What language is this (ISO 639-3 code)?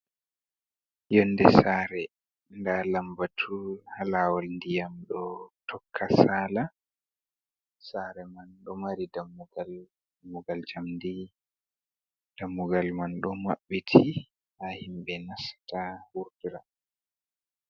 ful